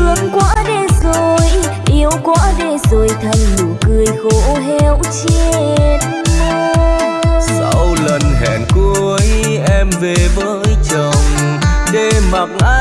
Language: Vietnamese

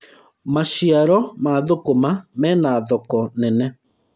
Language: Kikuyu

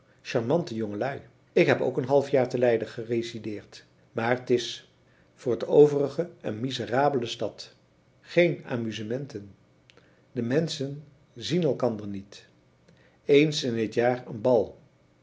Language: Dutch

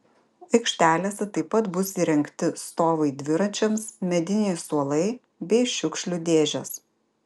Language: Lithuanian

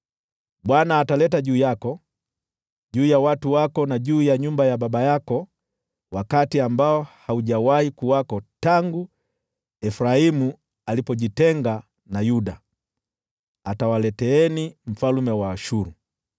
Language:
Swahili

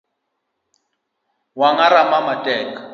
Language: Luo (Kenya and Tanzania)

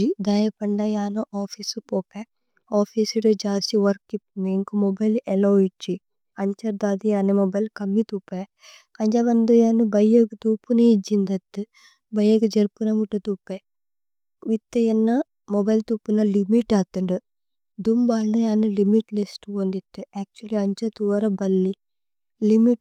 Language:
Tulu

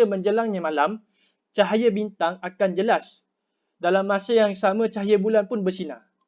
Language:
Malay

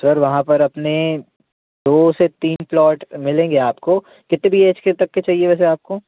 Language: Hindi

